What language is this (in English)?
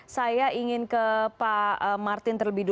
Indonesian